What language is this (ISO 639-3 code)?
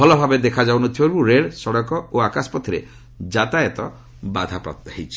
ori